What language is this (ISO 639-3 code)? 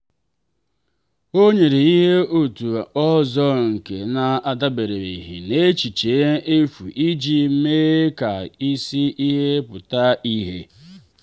ibo